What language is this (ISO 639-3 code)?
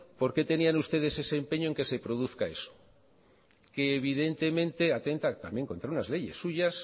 spa